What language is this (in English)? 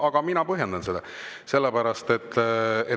Estonian